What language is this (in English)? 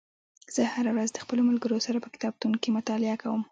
Pashto